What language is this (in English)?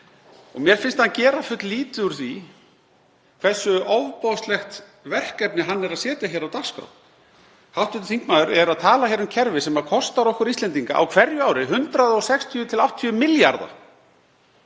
Icelandic